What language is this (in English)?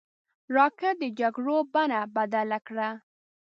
Pashto